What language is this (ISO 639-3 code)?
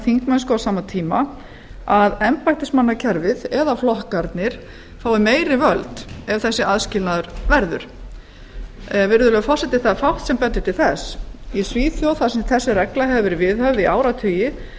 isl